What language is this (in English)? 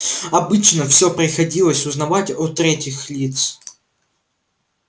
Russian